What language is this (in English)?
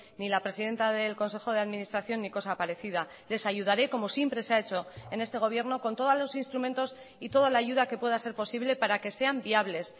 Spanish